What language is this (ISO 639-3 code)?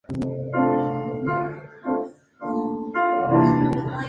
spa